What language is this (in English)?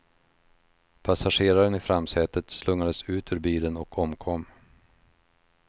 Swedish